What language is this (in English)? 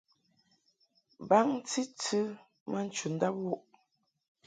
Mungaka